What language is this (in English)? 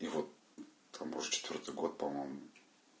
Russian